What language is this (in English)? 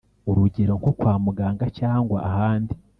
Kinyarwanda